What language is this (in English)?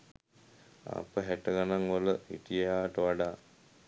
Sinhala